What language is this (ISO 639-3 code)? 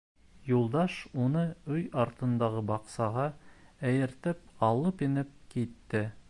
bak